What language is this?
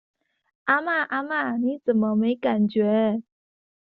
Chinese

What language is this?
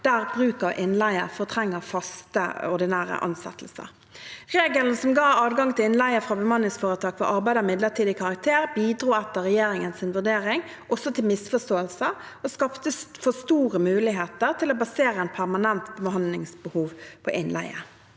Norwegian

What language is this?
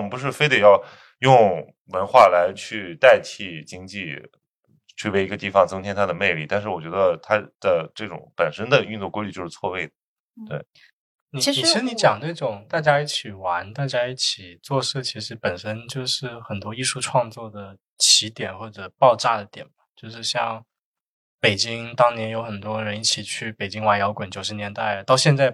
Chinese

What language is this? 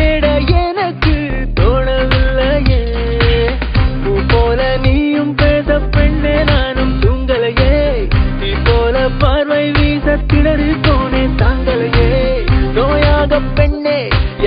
Tamil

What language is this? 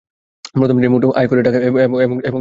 Bangla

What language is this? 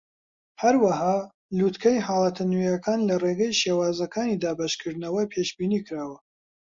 Central Kurdish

